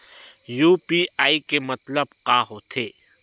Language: Chhattisgarhi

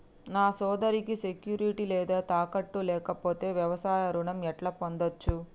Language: Telugu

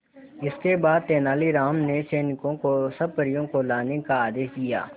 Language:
Hindi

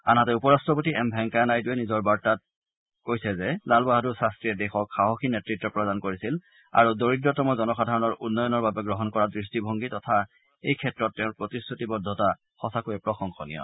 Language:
Assamese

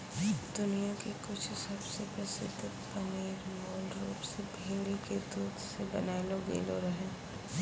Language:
Maithili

